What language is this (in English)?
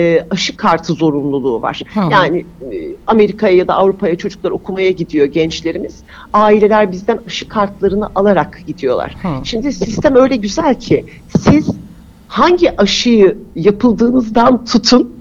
Turkish